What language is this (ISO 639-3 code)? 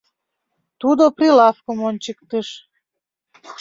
chm